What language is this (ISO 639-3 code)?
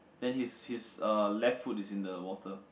eng